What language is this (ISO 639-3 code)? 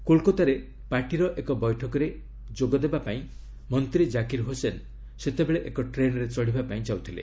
ori